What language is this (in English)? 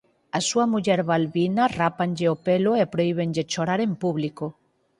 Galician